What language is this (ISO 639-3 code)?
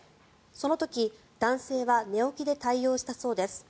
jpn